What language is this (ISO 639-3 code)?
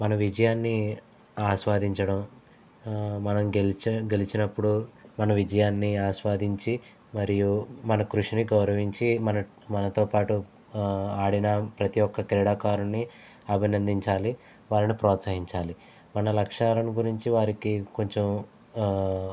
tel